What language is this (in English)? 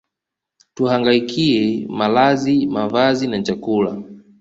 Swahili